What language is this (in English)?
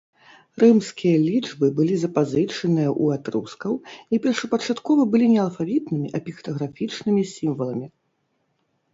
Belarusian